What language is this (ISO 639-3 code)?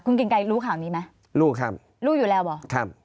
tha